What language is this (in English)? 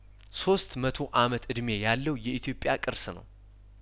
Amharic